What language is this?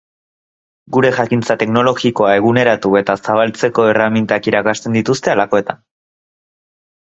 Basque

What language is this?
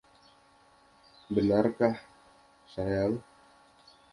Indonesian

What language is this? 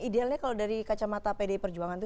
Indonesian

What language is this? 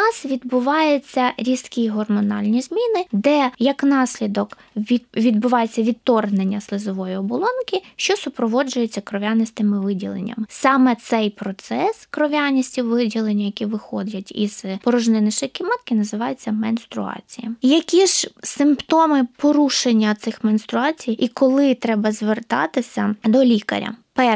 Ukrainian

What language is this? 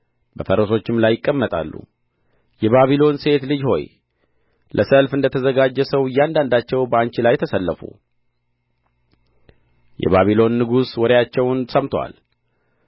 Amharic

